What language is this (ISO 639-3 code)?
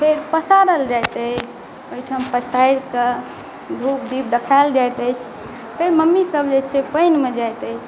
mai